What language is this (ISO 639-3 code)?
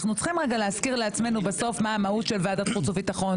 heb